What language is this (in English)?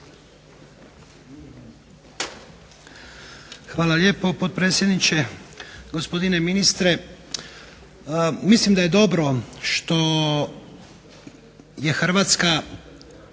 Croatian